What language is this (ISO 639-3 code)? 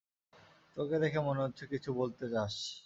ben